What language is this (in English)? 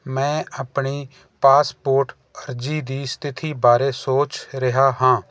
Punjabi